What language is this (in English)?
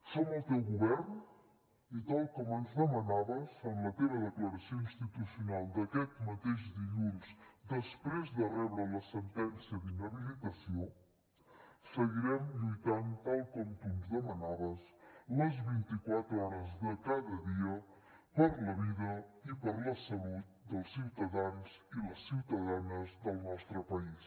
Catalan